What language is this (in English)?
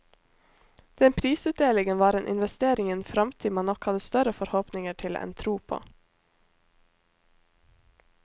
Norwegian